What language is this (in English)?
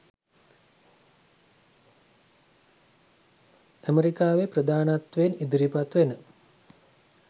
Sinhala